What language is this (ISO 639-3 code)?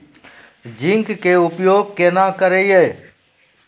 mai